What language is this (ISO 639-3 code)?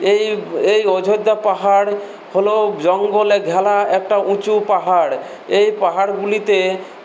ben